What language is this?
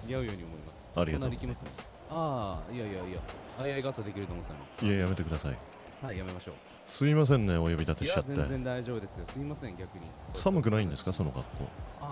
Japanese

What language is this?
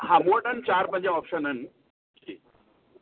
Sindhi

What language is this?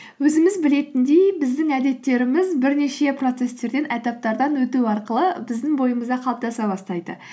Kazakh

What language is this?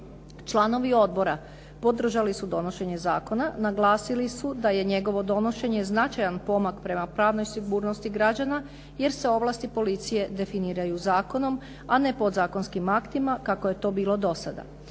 Croatian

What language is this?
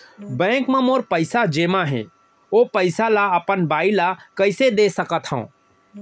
Chhattisgarhi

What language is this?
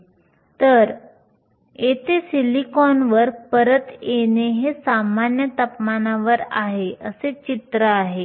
Marathi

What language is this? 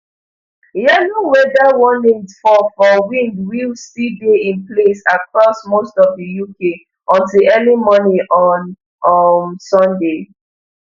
Nigerian Pidgin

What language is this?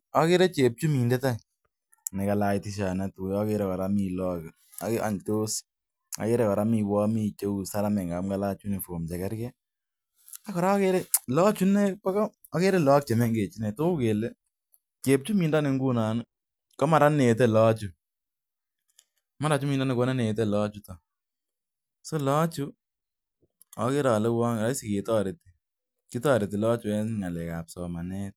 Kalenjin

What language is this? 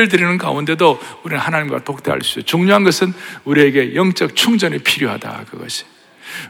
Korean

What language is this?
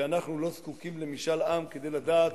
Hebrew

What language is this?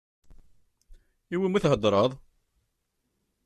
Kabyle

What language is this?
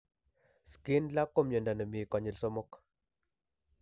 Kalenjin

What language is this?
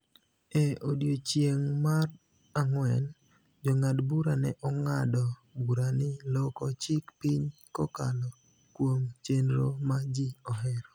Luo (Kenya and Tanzania)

